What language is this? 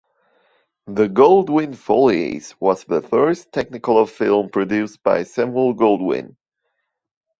English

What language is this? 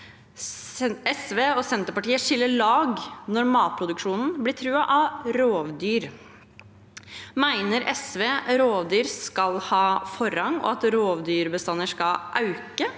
Norwegian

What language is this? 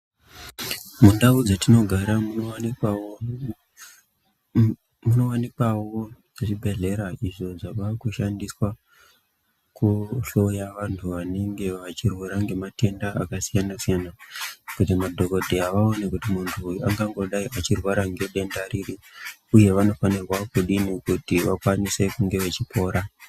Ndau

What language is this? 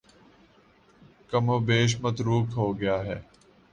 Urdu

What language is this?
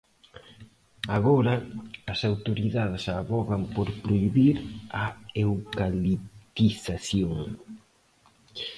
Galician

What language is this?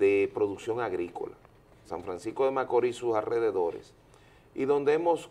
Spanish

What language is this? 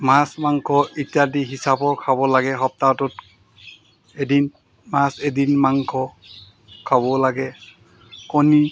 Assamese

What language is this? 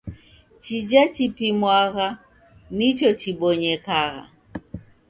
Taita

